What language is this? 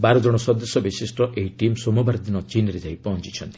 Odia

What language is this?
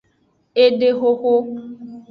Aja (Benin)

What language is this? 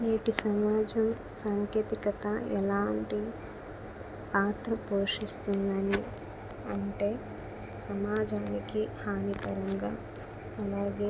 Telugu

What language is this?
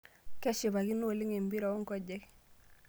Masai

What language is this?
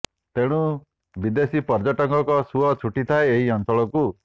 Odia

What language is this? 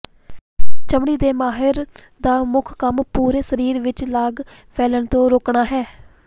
Punjabi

